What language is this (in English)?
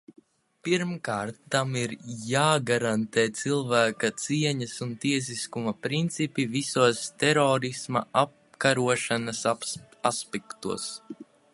Latvian